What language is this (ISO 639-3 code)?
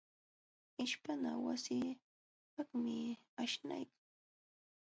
qxw